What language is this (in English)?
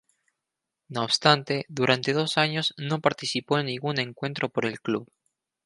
Spanish